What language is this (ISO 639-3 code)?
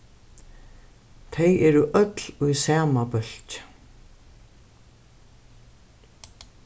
fao